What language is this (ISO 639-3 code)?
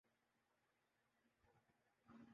urd